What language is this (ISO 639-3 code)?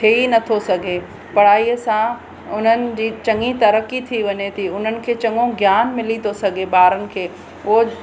snd